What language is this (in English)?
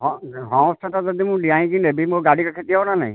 Odia